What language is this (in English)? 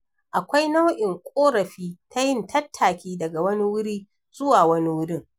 Hausa